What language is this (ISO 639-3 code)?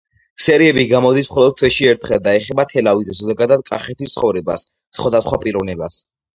kat